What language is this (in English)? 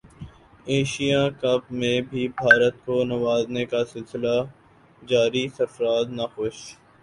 Urdu